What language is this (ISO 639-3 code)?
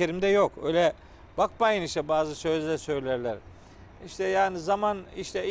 tur